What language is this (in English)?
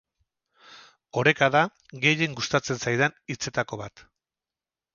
Basque